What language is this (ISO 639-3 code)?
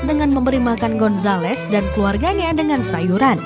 ind